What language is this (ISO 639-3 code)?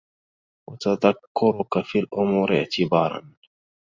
ara